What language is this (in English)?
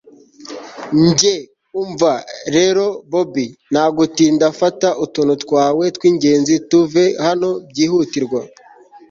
Kinyarwanda